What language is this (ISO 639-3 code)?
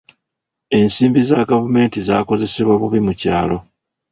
lug